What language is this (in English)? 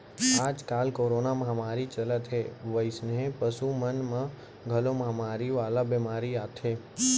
Chhattisgarhi